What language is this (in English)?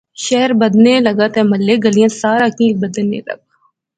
Pahari-Potwari